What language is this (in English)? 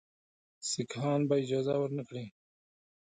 Pashto